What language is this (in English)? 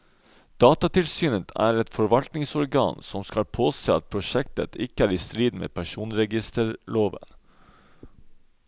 Norwegian